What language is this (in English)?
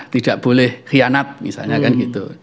Indonesian